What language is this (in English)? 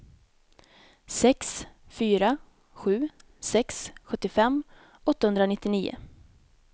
Swedish